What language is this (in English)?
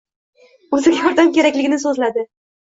Uzbek